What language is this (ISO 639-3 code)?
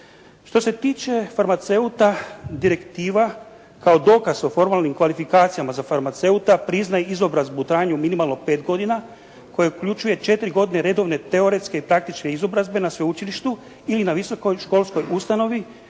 hrv